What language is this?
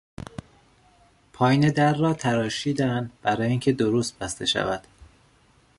Persian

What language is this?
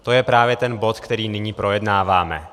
Czech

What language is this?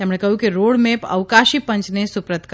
Gujarati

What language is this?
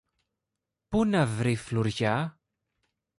Greek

